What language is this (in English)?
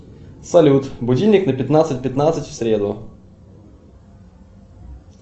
Russian